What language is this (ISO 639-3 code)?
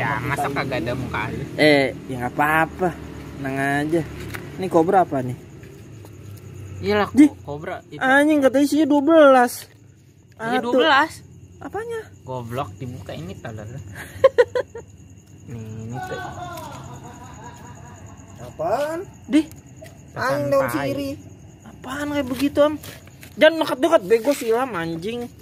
ind